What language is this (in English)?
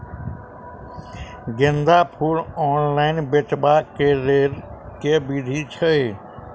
Maithili